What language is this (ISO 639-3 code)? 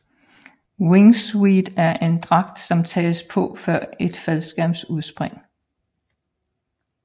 dan